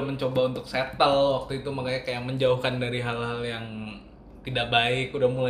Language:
Indonesian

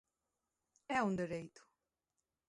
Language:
Galician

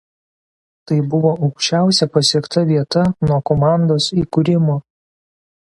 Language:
Lithuanian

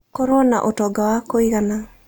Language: Kikuyu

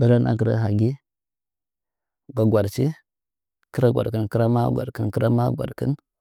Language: Nzanyi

